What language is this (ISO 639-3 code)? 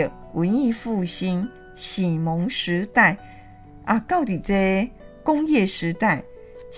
zho